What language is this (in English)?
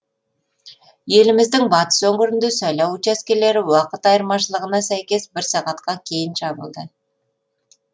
Kazakh